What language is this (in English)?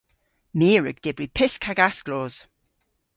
Cornish